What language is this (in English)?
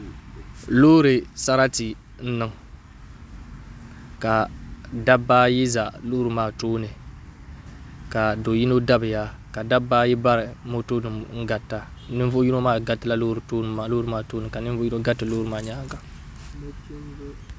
Dagbani